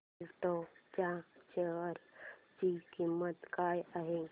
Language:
Marathi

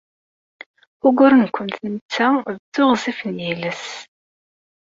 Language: Kabyle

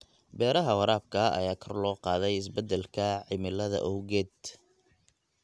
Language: Somali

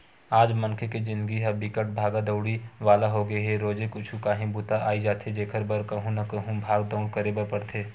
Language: Chhattisgarhi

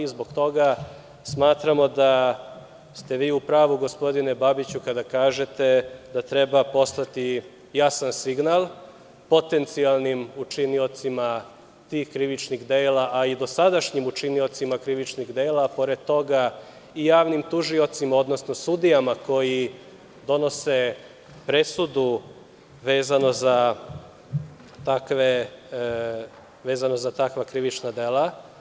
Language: Serbian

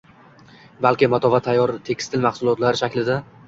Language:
Uzbek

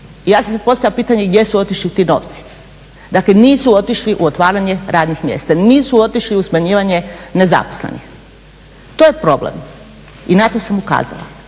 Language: Croatian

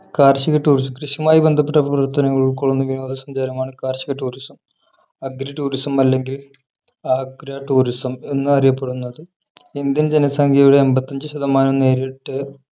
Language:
Malayalam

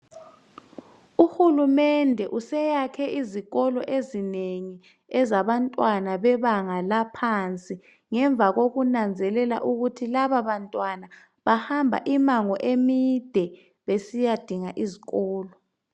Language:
North Ndebele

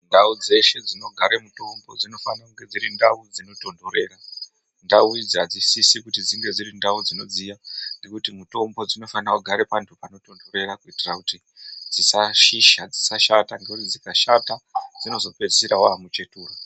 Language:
Ndau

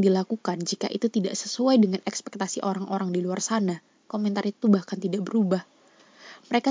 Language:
Indonesian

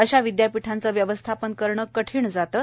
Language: Marathi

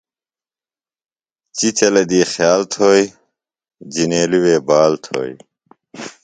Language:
Phalura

